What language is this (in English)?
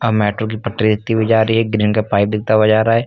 Hindi